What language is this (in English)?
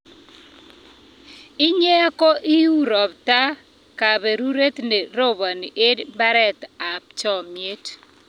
Kalenjin